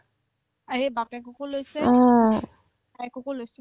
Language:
Assamese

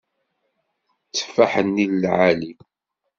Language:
Kabyle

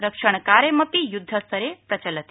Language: Sanskrit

